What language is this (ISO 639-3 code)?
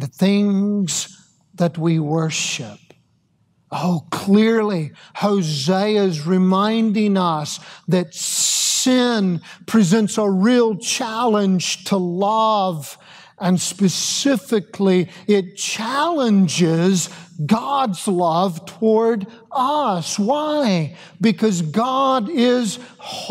eng